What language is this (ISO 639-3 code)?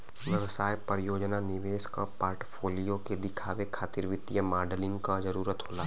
bho